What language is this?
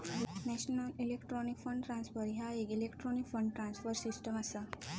Marathi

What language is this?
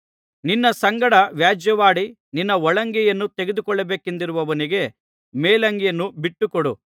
Kannada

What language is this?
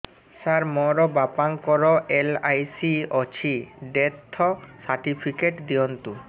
Odia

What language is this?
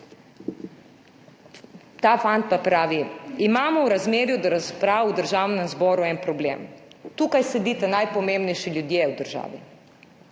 Slovenian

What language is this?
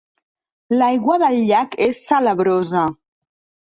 Catalan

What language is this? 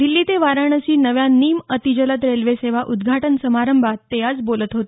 Marathi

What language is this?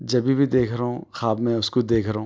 Urdu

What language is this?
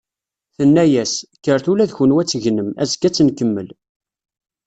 Kabyle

